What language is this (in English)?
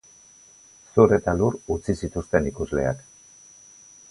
Basque